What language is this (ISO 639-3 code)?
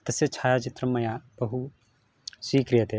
san